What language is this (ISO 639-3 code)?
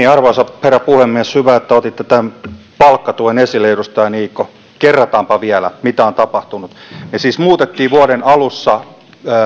fin